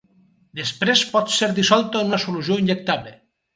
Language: Catalan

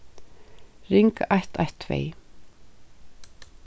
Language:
Faroese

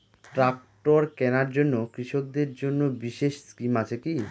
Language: Bangla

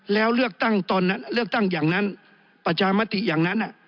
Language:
Thai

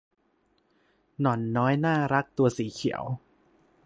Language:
Thai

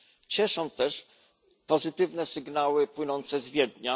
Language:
Polish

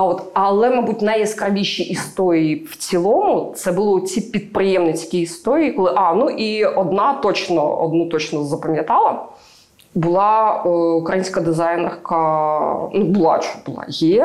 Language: Ukrainian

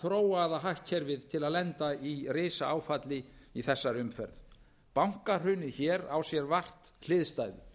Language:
Icelandic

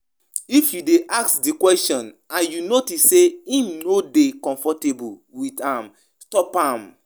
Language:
Nigerian Pidgin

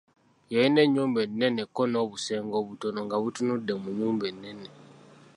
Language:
Ganda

